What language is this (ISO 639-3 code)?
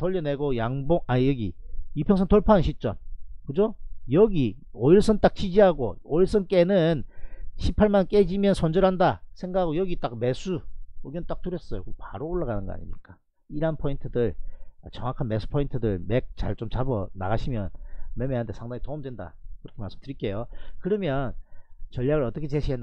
kor